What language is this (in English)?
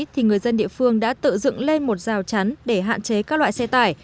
Vietnamese